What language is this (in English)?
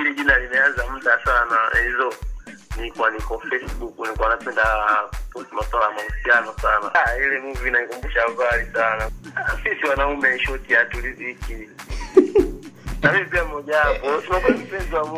Swahili